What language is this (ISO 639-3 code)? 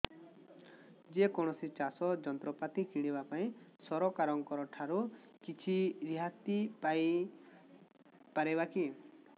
ori